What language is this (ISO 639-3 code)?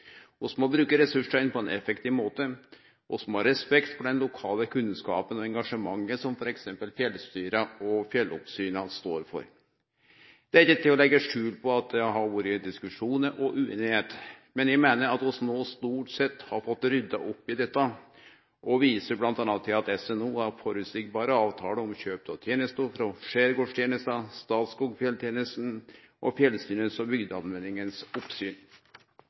nno